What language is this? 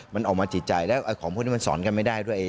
Thai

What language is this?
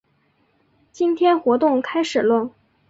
Chinese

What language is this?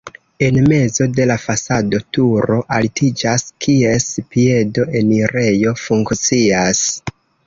Esperanto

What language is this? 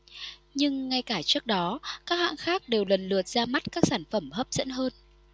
Vietnamese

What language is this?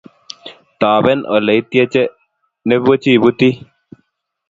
Kalenjin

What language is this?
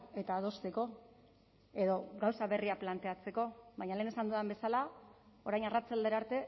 Basque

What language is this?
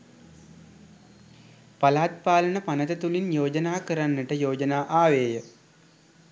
Sinhala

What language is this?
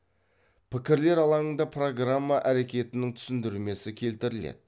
Kazakh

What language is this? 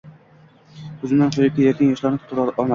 Uzbek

